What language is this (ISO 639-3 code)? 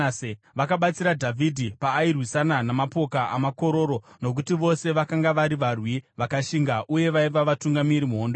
sna